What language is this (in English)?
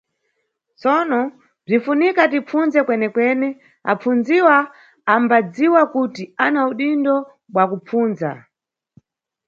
Nyungwe